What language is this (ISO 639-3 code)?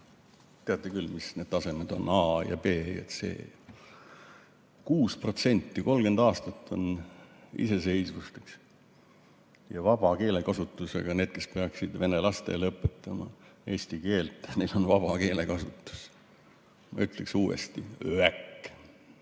est